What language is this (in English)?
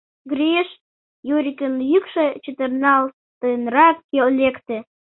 Mari